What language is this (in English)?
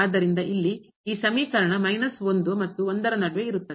Kannada